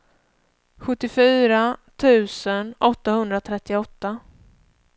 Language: Swedish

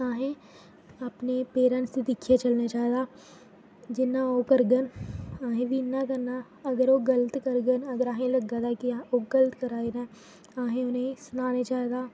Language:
Dogri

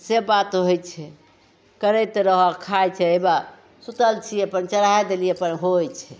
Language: Maithili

